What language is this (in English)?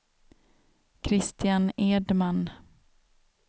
Swedish